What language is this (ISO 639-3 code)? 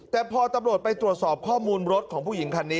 tha